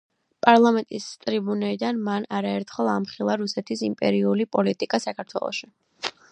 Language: Georgian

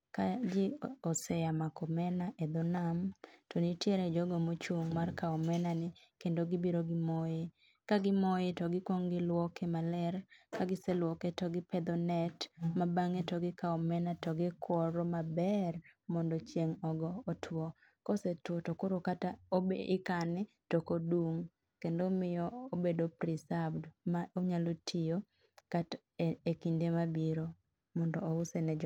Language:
Luo (Kenya and Tanzania)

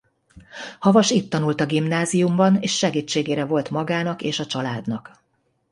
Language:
Hungarian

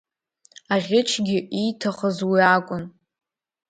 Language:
Abkhazian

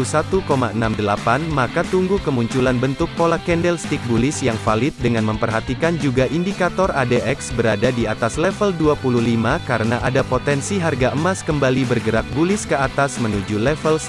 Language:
Indonesian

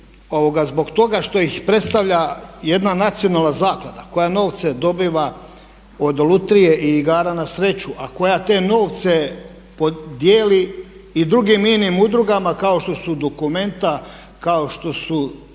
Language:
Croatian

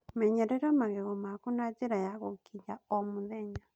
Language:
Kikuyu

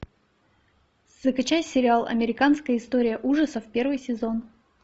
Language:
Russian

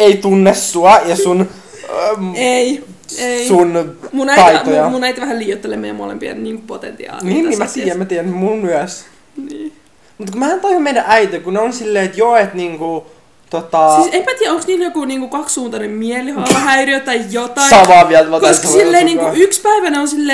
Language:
Finnish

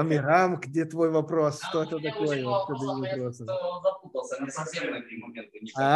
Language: Russian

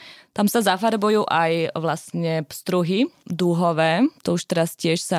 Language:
Slovak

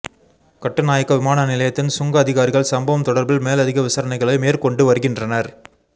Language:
Tamil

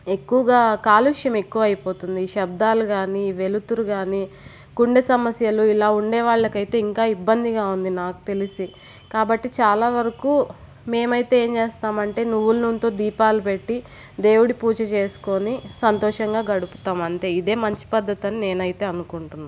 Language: Telugu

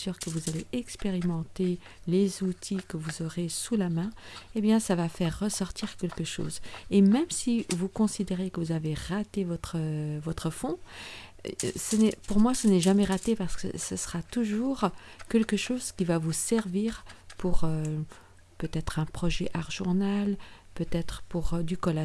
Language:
French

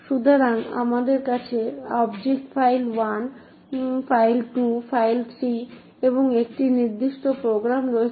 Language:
Bangla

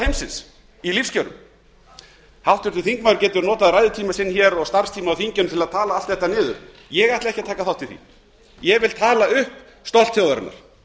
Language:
Icelandic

